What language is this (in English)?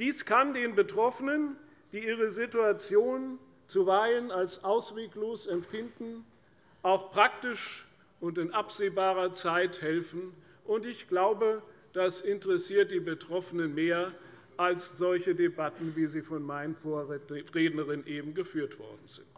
German